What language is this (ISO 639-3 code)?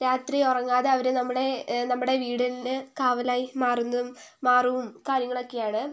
mal